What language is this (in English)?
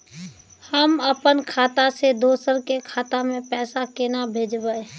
Maithili